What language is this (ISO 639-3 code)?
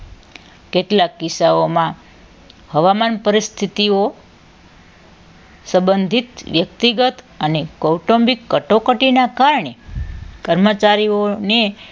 guj